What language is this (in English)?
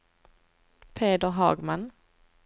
Swedish